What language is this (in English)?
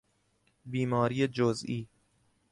Persian